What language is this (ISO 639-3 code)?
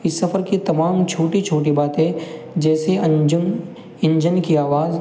urd